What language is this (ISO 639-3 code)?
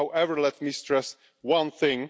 eng